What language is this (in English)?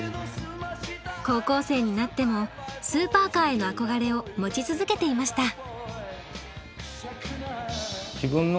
Japanese